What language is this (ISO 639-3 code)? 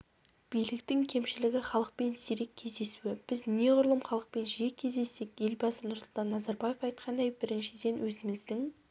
kaz